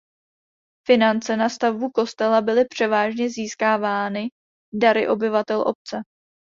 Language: Czech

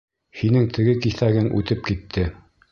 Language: Bashkir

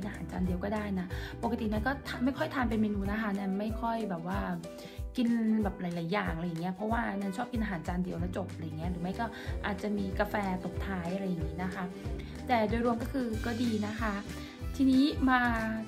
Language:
Thai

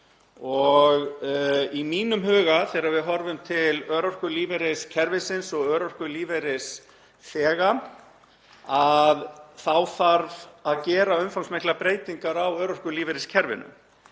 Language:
Icelandic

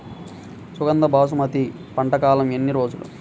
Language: Telugu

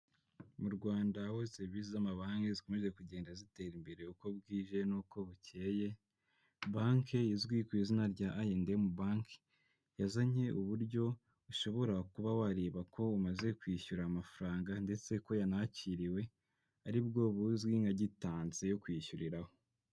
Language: Kinyarwanda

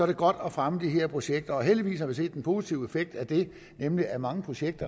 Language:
Danish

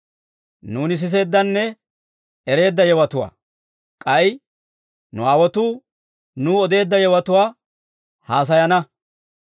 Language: Dawro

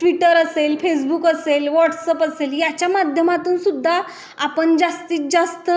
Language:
Marathi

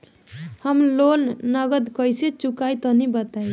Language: Bhojpuri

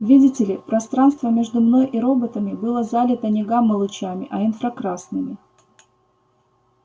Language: Russian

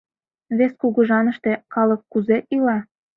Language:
Mari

